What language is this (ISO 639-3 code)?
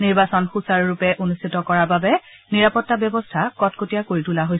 asm